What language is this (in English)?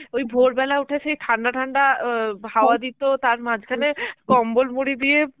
Bangla